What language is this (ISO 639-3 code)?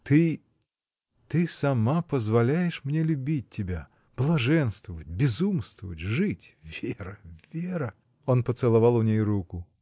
rus